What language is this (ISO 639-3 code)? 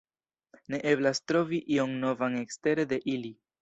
epo